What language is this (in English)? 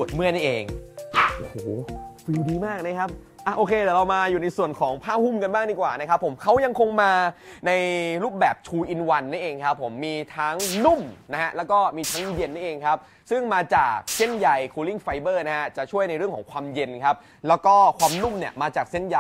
Thai